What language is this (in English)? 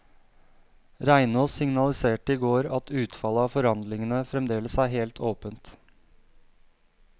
Norwegian